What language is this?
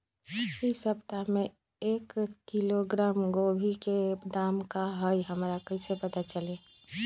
Magahi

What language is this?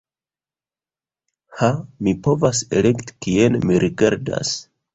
Esperanto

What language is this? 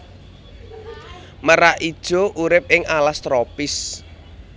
Javanese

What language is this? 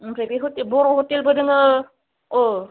Bodo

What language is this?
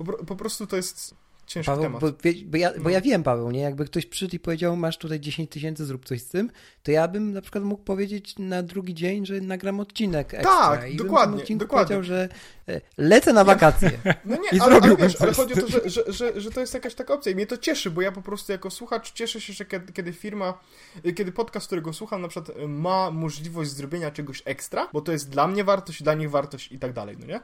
Polish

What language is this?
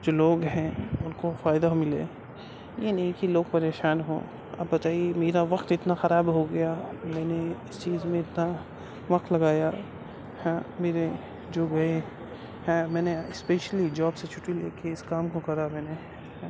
Urdu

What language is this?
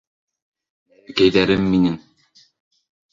Bashkir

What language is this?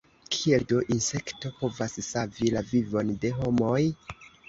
Esperanto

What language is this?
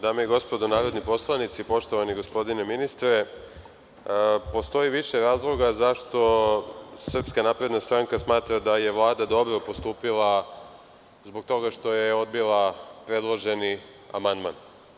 Serbian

